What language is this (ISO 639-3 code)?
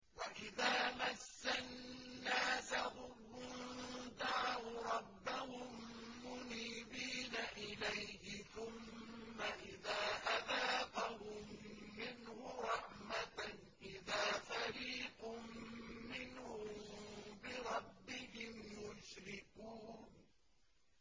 ara